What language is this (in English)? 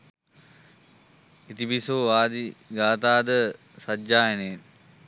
Sinhala